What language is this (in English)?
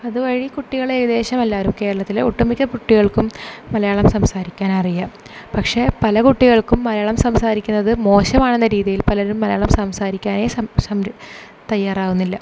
Malayalam